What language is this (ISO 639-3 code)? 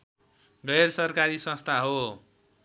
nep